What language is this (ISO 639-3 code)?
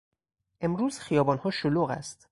fas